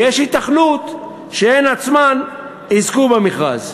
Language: Hebrew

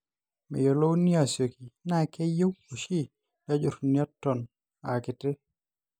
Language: Masai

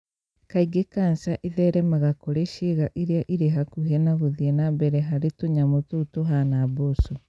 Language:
Kikuyu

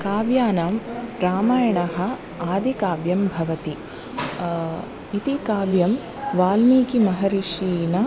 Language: Sanskrit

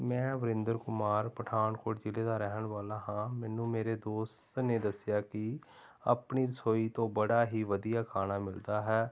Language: Punjabi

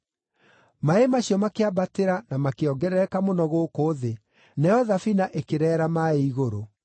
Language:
Kikuyu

